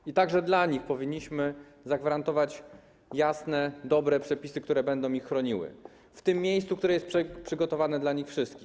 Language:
Polish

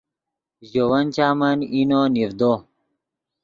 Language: Yidgha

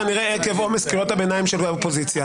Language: Hebrew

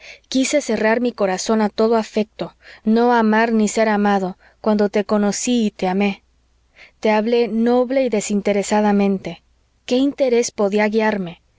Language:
Spanish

